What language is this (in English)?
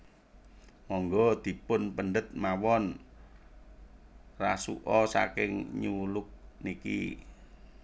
Javanese